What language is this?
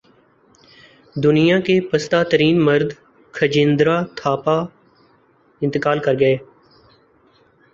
Urdu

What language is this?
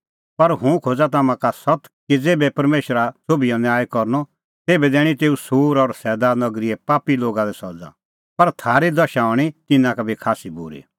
Kullu Pahari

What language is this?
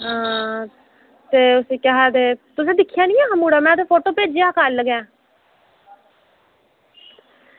Dogri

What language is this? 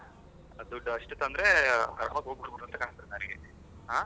Kannada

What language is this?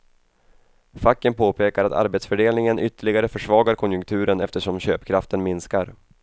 Swedish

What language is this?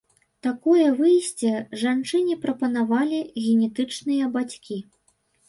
Belarusian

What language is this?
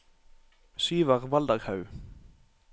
Norwegian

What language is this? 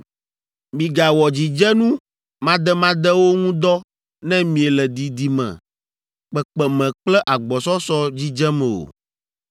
Ewe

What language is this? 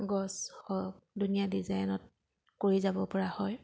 Assamese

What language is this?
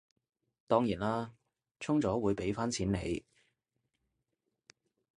Cantonese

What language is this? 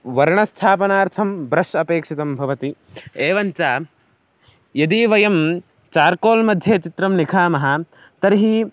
Sanskrit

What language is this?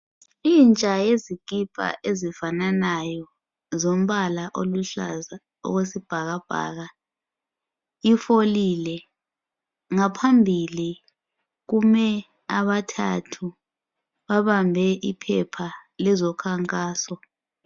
North Ndebele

